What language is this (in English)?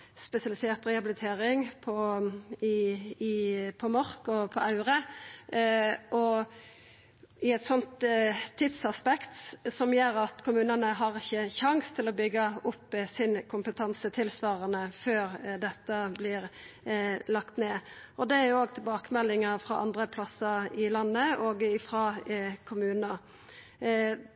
Norwegian Nynorsk